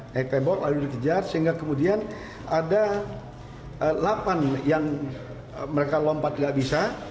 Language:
Indonesian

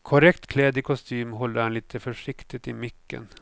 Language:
Swedish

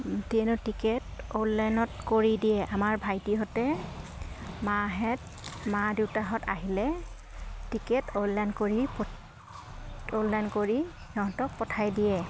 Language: Assamese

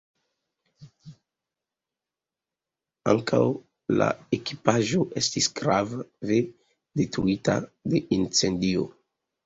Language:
Esperanto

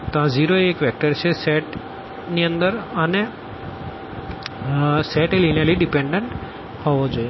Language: Gujarati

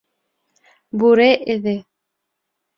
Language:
Bashkir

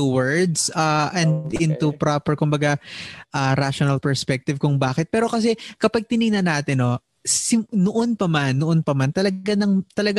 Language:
Filipino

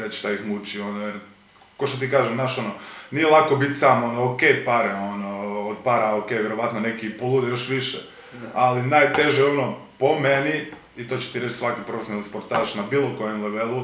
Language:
Croatian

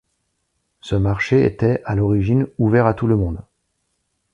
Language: French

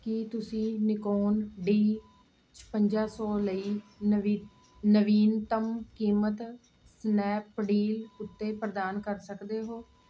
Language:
Punjabi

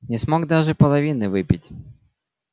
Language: Russian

